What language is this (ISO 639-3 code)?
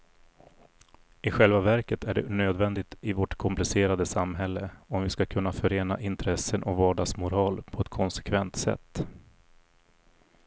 swe